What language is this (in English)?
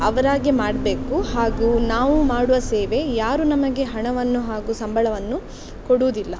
Kannada